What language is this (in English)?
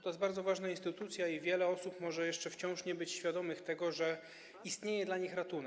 Polish